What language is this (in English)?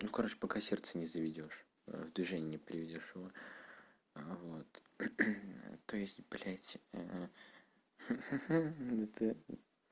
Russian